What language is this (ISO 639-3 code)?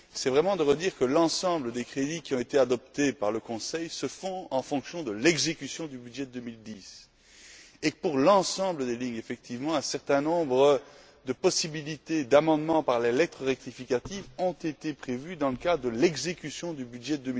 fra